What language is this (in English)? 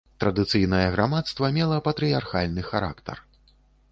Belarusian